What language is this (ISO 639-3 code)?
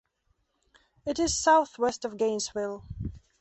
eng